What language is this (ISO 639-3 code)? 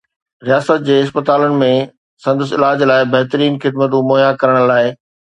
snd